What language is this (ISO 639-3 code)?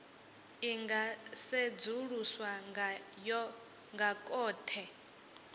ven